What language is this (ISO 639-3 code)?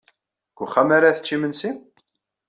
kab